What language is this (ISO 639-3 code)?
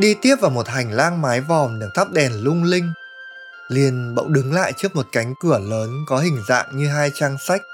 vie